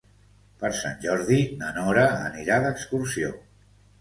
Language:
Catalan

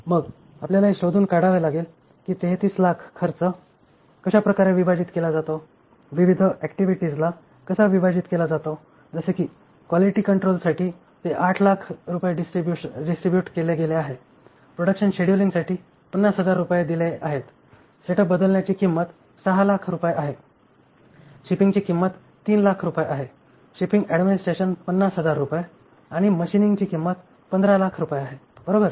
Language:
Marathi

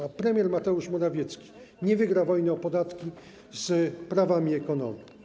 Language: Polish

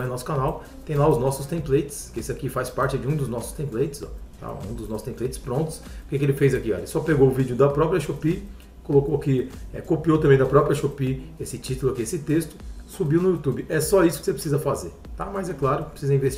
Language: Portuguese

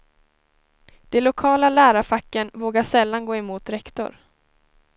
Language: Swedish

